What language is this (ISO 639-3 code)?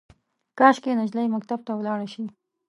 pus